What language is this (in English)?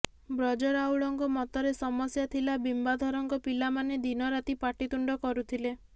Odia